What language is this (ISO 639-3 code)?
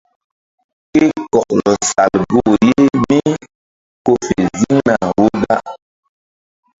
mdd